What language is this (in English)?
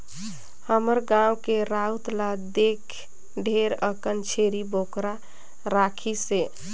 Chhattisgarhi